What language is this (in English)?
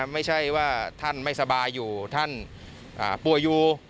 Thai